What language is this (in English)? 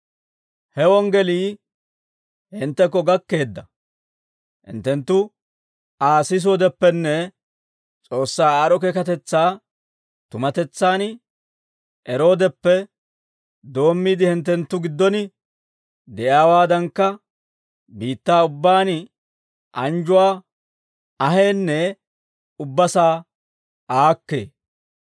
Dawro